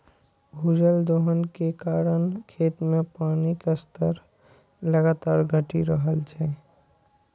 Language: Maithili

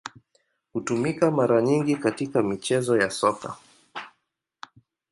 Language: Swahili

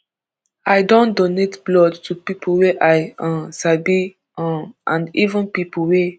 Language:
Nigerian Pidgin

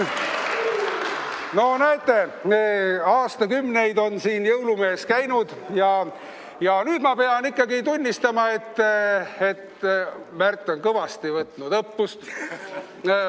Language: Estonian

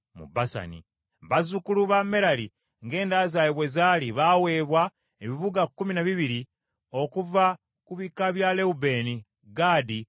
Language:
Ganda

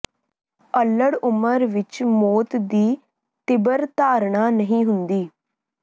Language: Punjabi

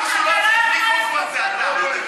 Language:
Hebrew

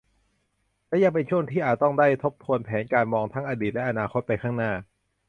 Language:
Thai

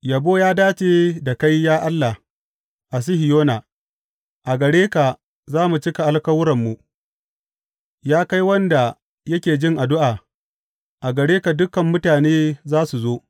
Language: Hausa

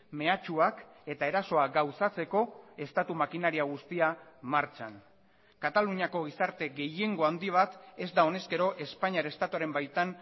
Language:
Basque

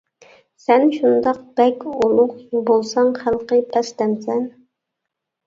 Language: Uyghur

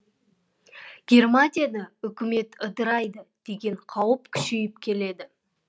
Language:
Kazakh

